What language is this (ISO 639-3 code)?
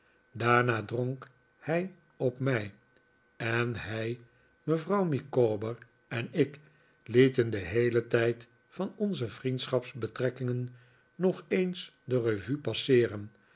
nld